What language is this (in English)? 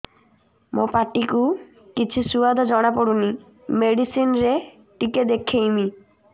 Odia